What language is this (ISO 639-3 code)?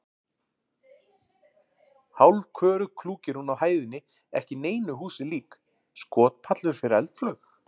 isl